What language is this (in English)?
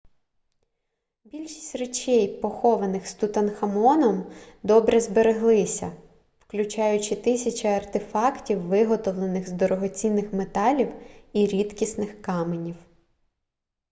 Ukrainian